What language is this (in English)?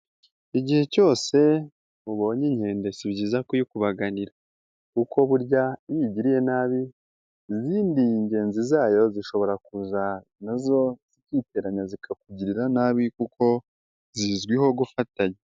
Kinyarwanda